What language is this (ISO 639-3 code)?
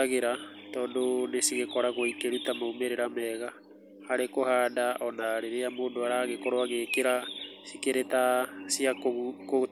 kik